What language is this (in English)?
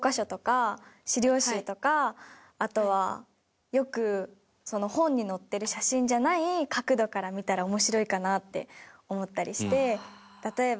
Japanese